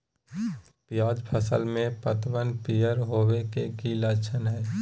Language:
Magahi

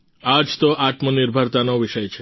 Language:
Gujarati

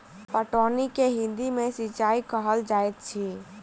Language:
Maithili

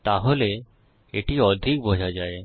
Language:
Bangla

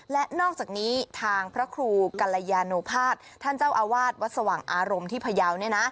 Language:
Thai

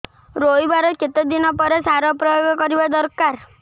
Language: Odia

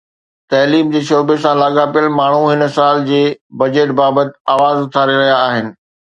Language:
Sindhi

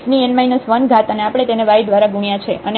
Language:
Gujarati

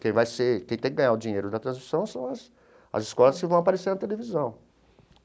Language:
Portuguese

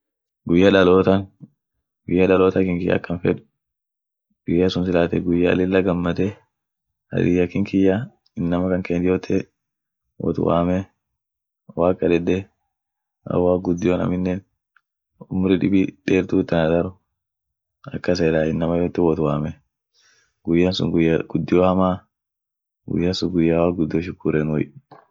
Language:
Orma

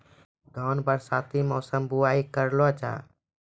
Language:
Maithili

